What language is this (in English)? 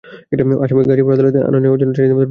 Bangla